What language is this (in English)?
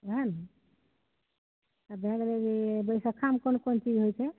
Maithili